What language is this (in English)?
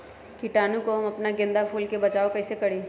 Magahi